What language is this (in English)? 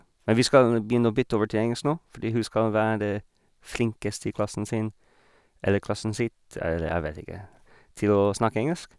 Norwegian